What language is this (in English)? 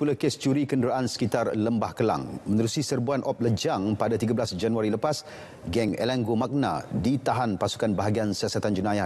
Malay